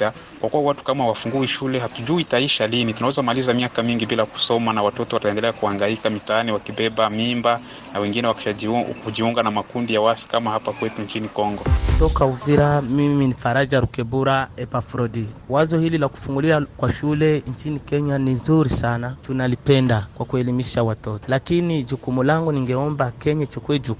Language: Swahili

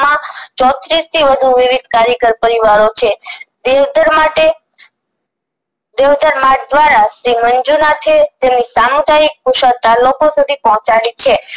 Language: Gujarati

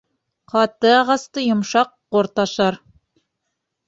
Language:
Bashkir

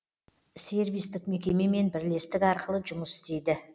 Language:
Kazakh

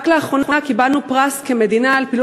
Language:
Hebrew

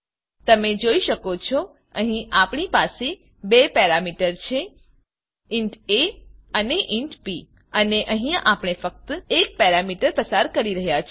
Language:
Gujarati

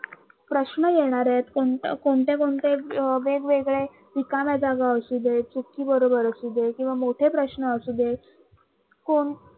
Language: Marathi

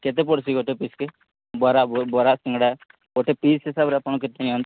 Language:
Odia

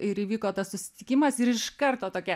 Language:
Lithuanian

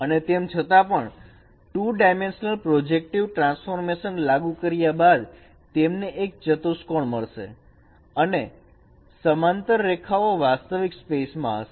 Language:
Gujarati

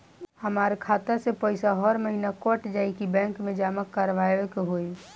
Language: Bhojpuri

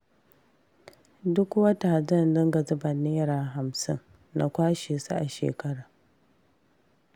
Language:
Hausa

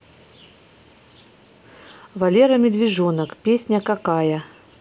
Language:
Russian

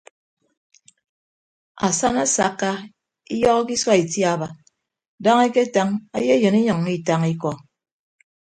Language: Ibibio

